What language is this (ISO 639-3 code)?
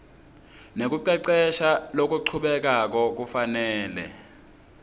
ssw